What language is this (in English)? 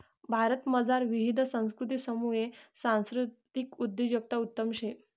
Marathi